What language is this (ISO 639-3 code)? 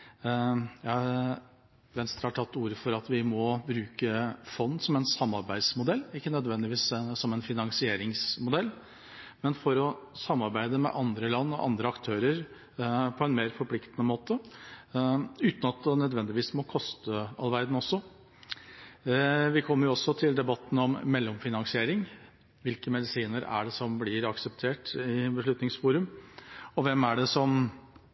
nob